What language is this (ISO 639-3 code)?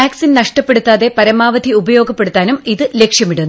mal